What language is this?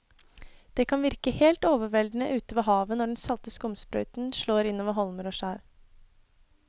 Norwegian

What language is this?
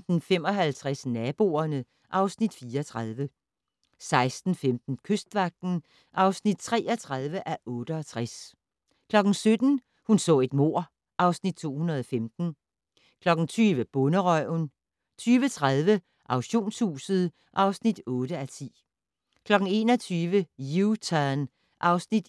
Danish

